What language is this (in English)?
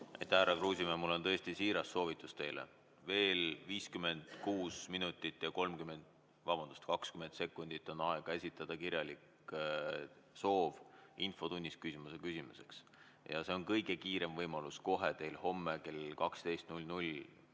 Estonian